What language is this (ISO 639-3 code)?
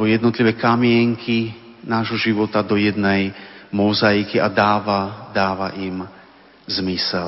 slk